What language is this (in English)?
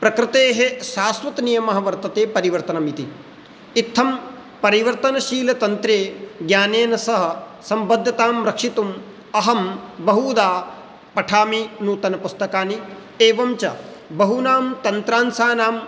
Sanskrit